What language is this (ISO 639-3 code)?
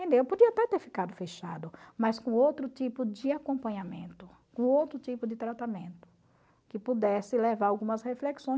por